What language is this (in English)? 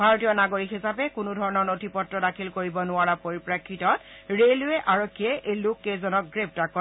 Assamese